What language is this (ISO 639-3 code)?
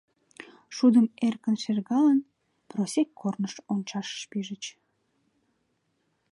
chm